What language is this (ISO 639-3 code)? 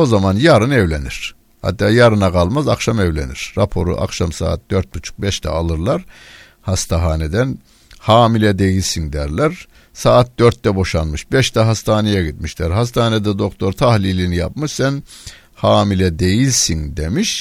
tur